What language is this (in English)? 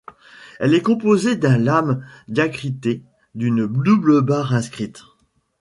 French